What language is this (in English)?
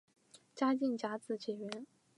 Chinese